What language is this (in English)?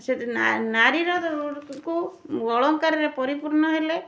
Odia